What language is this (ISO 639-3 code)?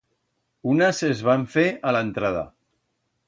arg